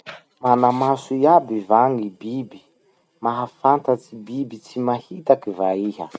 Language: Masikoro Malagasy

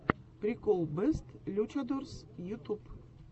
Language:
Russian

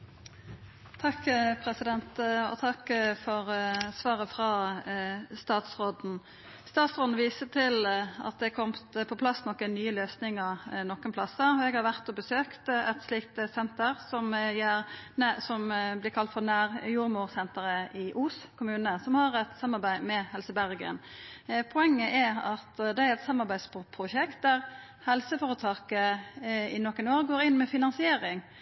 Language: Norwegian Nynorsk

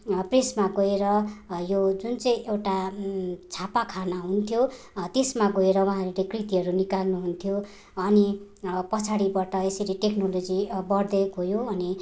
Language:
Nepali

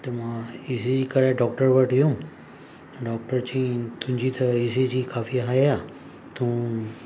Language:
Sindhi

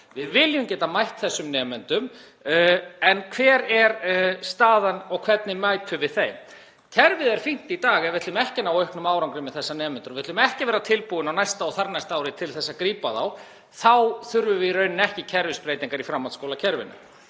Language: Icelandic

